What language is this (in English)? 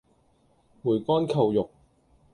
Cantonese